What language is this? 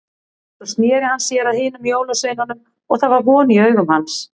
Icelandic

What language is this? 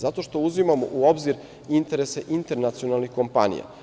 Serbian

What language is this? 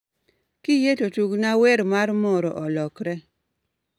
Luo (Kenya and Tanzania)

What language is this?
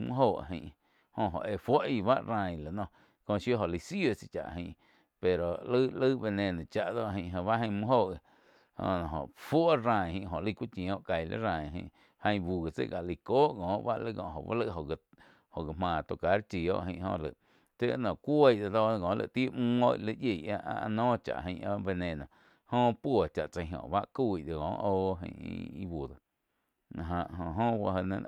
Quiotepec Chinantec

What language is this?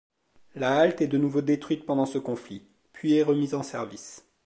French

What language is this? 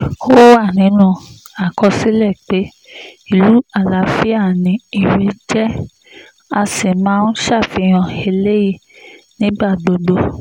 Yoruba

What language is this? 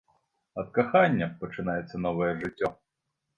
Belarusian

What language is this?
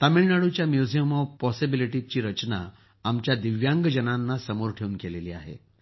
Marathi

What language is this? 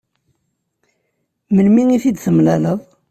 Kabyle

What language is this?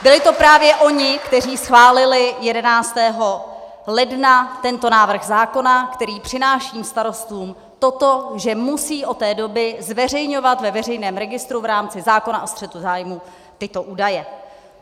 Czech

